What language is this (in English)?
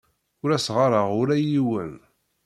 Kabyle